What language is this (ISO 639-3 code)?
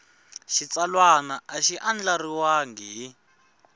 tso